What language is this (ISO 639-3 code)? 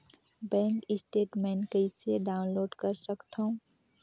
hne